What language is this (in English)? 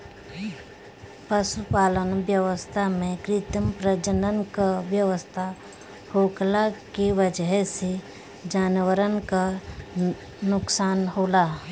Bhojpuri